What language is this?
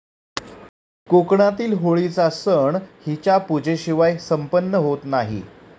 Marathi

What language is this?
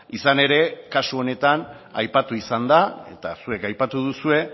Basque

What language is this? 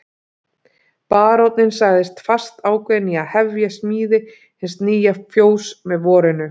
Icelandic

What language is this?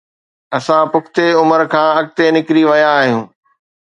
Sindhi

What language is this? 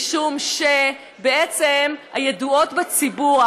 Hebrew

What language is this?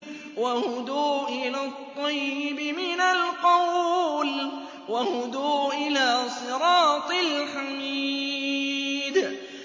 Arabic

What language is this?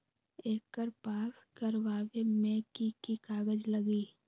Magahi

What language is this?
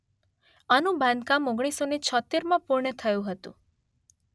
Gujarati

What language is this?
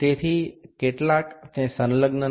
Gujarati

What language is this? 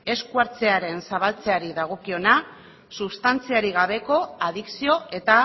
Basque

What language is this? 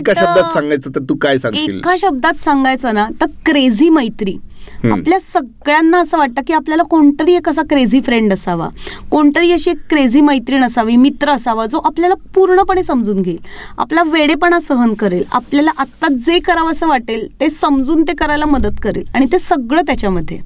Marathi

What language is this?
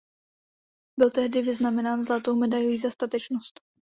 Czech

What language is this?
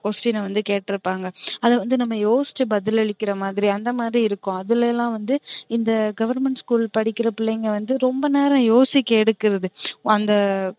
Tamil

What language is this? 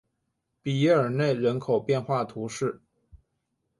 Chinese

